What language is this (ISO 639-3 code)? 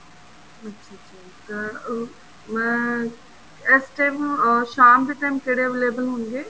pan